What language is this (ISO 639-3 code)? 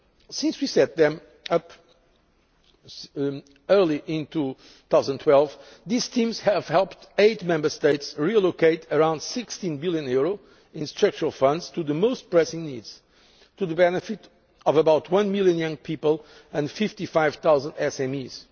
eng